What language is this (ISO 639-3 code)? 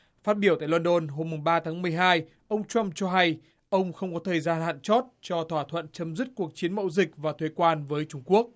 vie